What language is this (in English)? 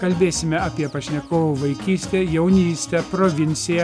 Lithuanian